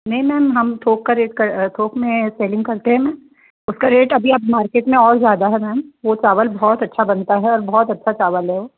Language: Hindi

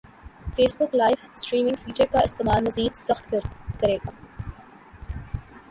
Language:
Urdu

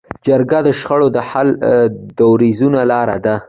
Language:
Pashto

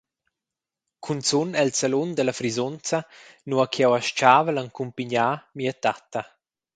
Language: Romansh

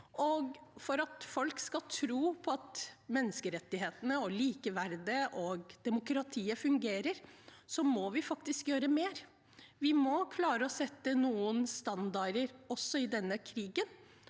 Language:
Norwegian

